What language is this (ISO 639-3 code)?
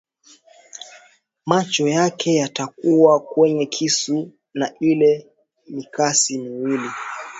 swa